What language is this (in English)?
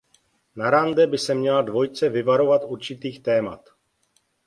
Czech